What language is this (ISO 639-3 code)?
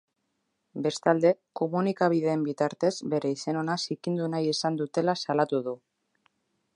eus